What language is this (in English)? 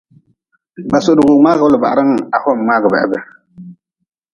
Nawdm